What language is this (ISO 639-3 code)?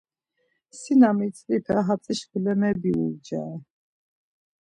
lzz